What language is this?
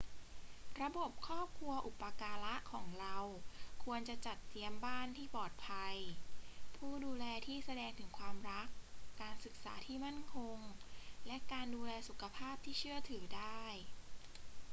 Thai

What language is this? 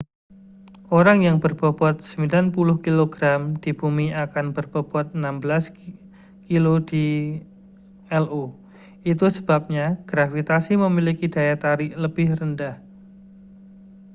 Indonesian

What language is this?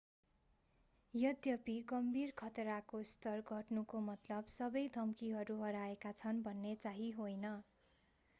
Nepali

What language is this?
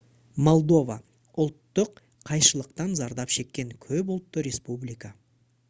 Kazakh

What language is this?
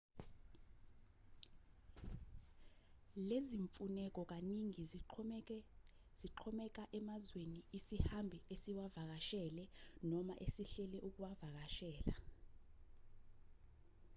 Zulu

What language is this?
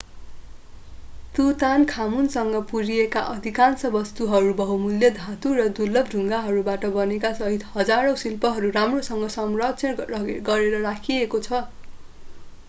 Nepali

